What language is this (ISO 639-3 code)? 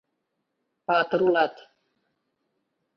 chm